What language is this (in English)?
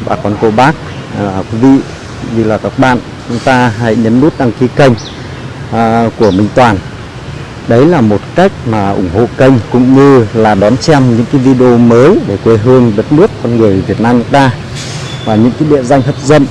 Vietnamese